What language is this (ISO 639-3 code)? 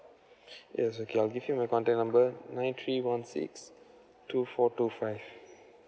eng